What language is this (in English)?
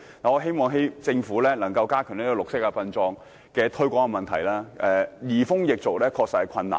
Cantonese